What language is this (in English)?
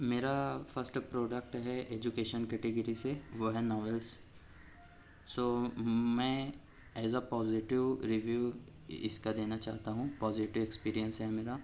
Urdu